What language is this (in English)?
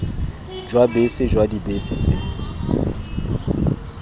Tswana